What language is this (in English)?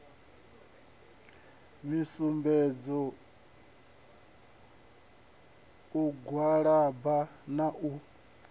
Venda